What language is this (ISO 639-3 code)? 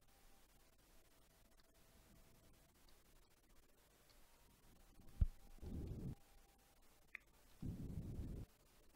deu